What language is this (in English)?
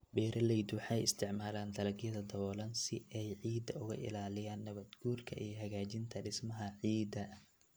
Somali